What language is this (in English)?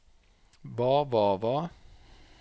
Norwegian